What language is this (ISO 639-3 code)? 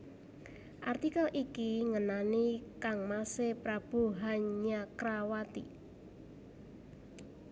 jav